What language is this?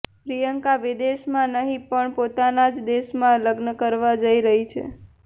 Gujarati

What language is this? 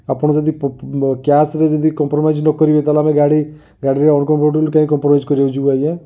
Odia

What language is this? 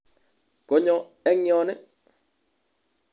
Kalenjin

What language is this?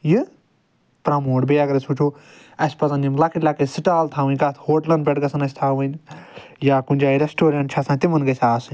Kashmiri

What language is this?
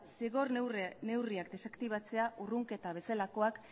Basque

